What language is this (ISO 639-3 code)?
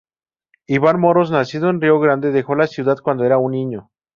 spa